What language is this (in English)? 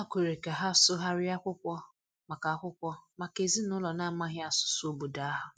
Igbo